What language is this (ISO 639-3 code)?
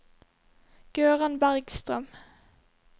nor